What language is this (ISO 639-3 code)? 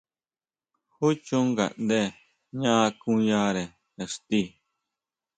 mau